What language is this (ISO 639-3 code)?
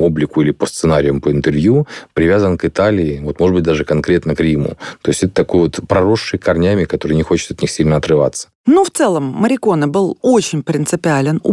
rus